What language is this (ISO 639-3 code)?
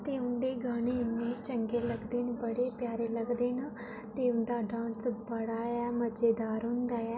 doi